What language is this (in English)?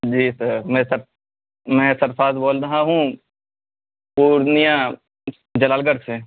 Urdu